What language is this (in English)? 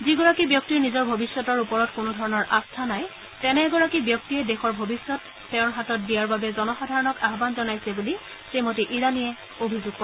Assamese